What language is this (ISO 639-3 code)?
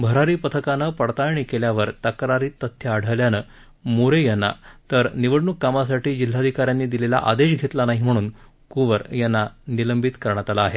mar